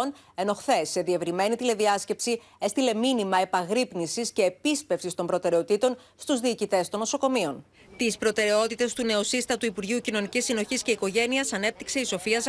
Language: Greek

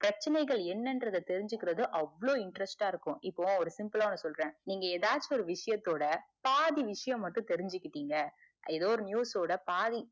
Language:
Tamil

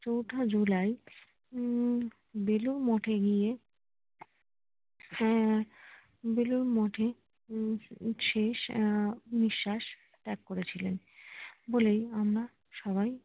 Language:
Bangla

